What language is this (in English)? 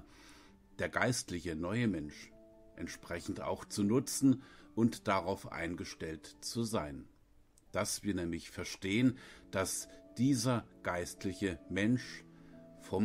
German